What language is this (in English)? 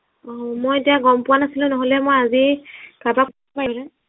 Assamese